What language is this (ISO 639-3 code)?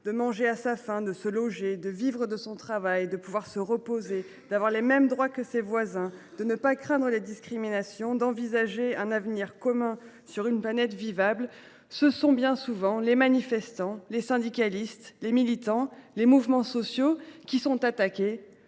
fra